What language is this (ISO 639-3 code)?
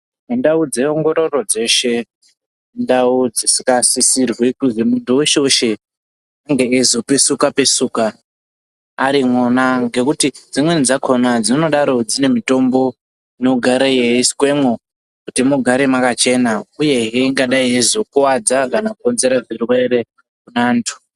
ndc